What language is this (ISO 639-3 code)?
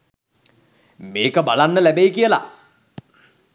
sin